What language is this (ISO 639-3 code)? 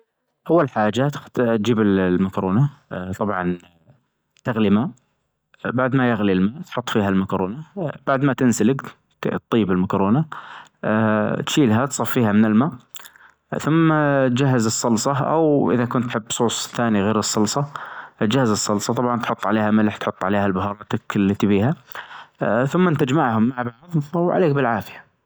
ars